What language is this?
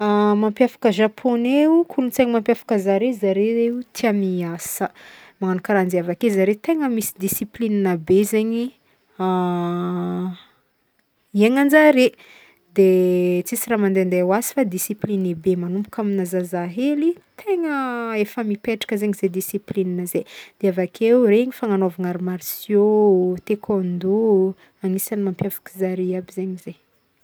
Northern Betsimisaraka Malagasy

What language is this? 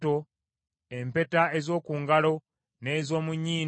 Ganda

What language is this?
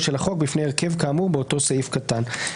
Hebrew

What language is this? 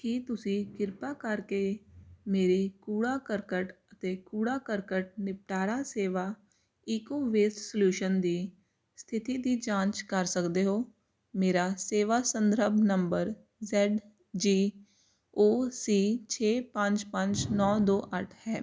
Punjabi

